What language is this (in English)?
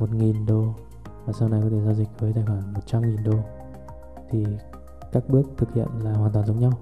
Vietnamese